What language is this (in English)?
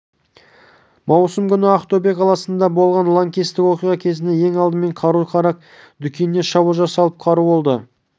Kazakh